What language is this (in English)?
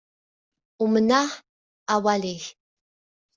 Kabyle